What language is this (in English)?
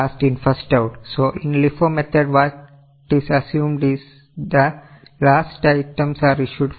Malayalam